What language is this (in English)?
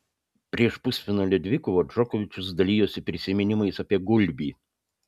Lithuanian